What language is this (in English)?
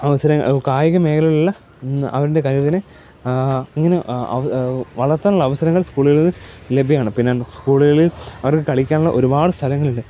Malayalam